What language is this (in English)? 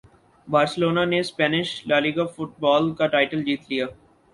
Urdu